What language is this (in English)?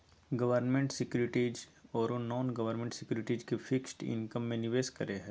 Magahi